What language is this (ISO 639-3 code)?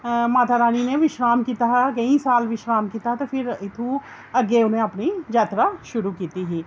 doi